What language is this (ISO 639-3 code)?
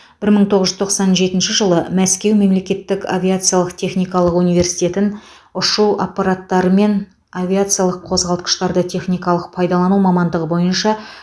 kaz